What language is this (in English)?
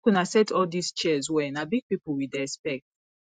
Nigerian Pidgin